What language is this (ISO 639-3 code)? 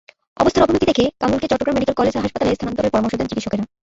ben